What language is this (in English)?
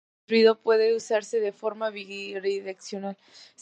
Spanish